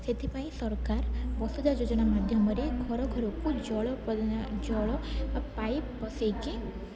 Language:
Odia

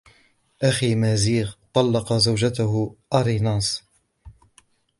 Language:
Arabic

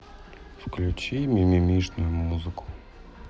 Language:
Russian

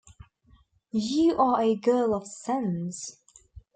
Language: English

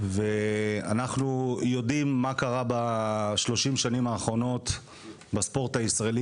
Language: Hebrew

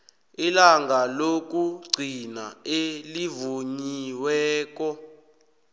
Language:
South Ndebele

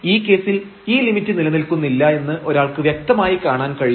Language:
Malayalam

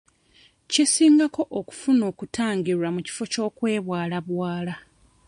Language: Ganda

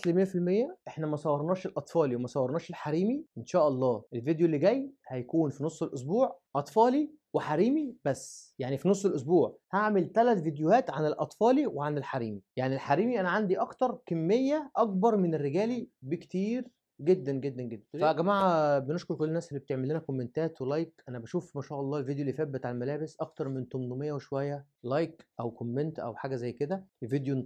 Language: Arabic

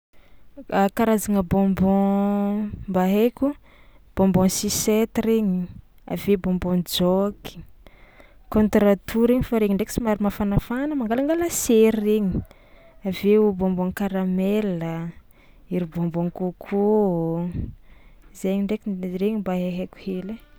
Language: Tsimihety Malagasy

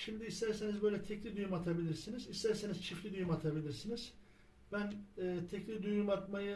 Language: Turkish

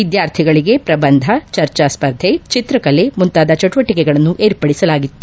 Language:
Kannada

